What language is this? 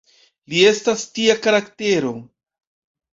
Esperanto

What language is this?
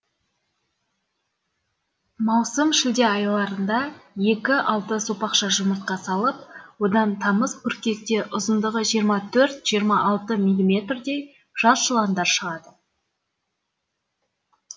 Kazakh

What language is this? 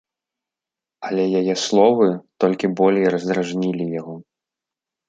Belarusian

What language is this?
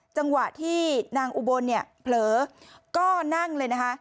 Thai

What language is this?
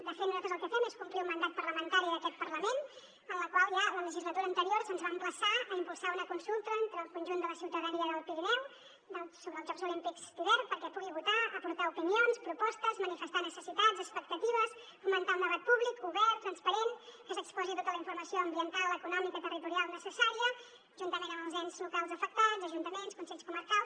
Catalan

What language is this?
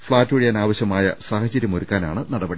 Malayalam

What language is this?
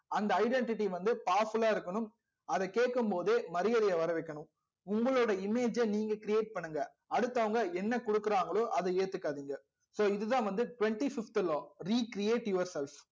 Tamil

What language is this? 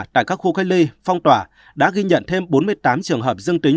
Vietnamese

